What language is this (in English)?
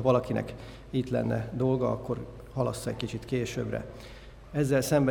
Hungarian